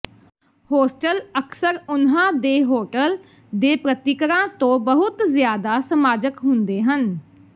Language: Punjabi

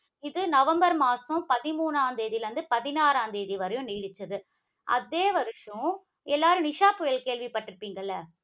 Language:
Tamil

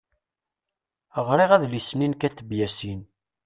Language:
Kabyle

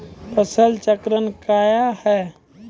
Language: Maithili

